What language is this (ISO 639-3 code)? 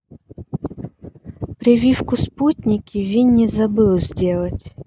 rus